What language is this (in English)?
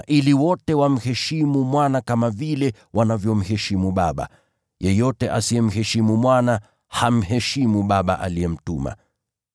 Swahili